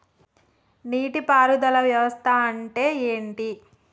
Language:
Telugu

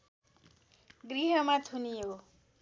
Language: Nepali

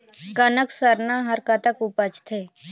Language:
Chhattisgarhi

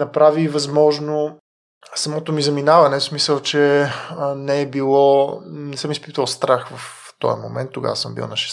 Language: Bulgarian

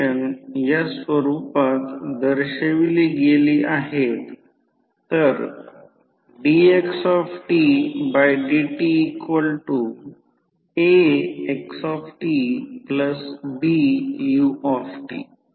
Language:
Marathi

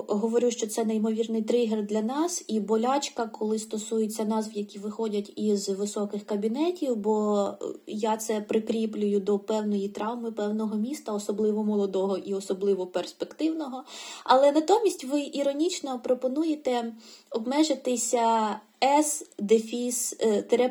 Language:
Ukrainian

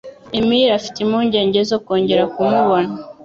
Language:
Kinyarwanda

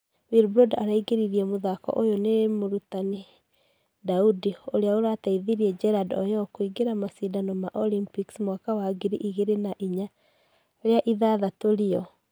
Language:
Kikuyu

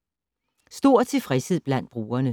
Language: Danish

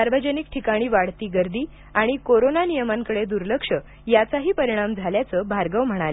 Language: Marathi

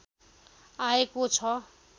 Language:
Nepali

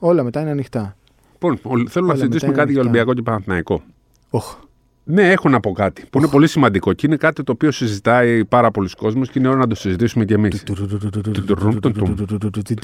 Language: Greek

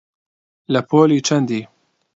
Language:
Central Kurdish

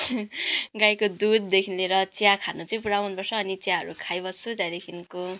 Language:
Nepali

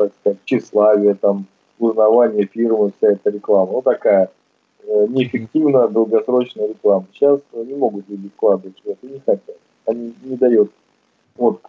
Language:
Russian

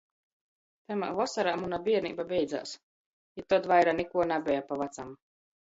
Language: Latgalian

